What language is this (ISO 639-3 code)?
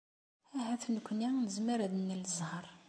kab